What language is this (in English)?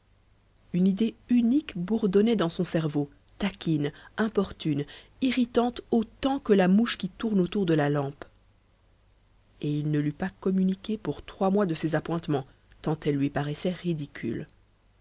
French